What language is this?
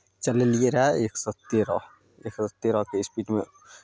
Maithili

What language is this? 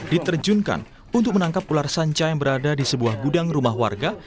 Indonesian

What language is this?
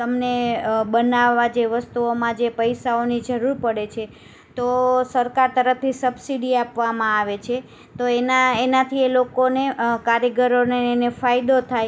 Gujarati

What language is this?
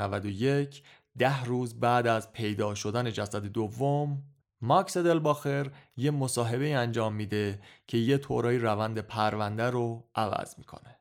Persian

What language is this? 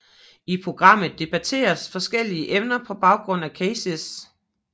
Danish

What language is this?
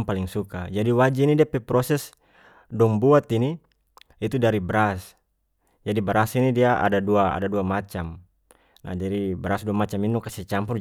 North Moluccan Malay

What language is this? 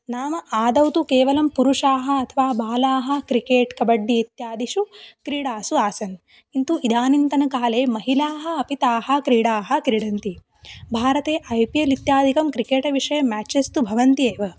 Sanskrit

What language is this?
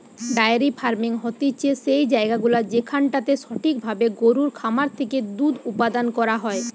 Bangla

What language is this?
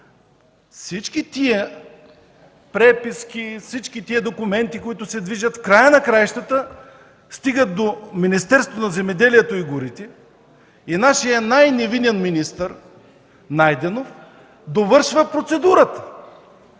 Bulgarian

